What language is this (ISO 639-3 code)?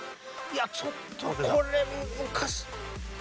jpn